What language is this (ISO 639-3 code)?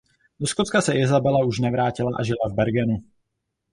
ces